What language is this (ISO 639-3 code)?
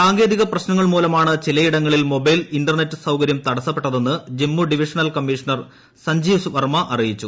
mal